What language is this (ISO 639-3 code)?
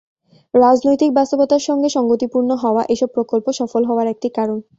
ben